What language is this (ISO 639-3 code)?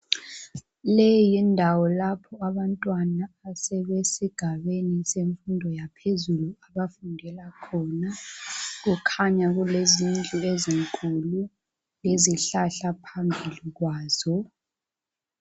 nde